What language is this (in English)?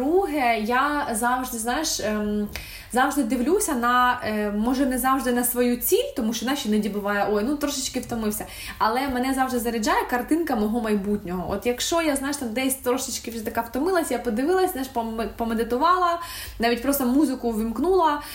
Ukrainian